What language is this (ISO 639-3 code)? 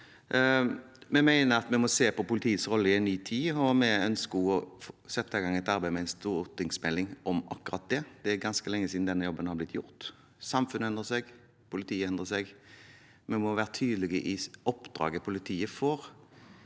nor